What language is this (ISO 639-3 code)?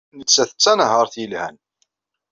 kab